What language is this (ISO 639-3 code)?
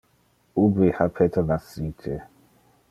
ina